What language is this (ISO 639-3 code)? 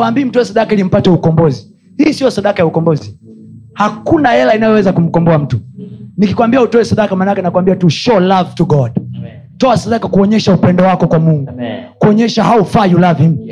swa